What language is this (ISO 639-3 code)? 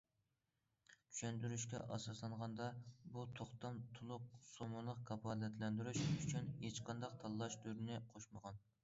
uig